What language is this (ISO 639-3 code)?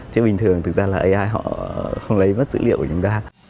vie